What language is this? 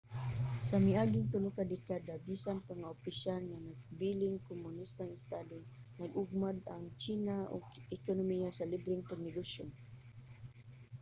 Cebuano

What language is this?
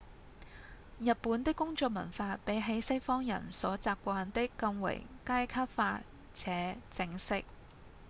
Cantonese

